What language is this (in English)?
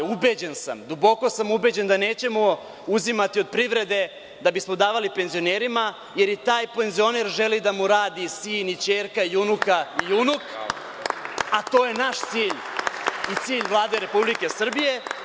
Serbian